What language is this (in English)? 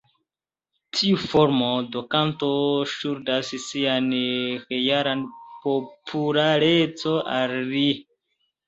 Esperanto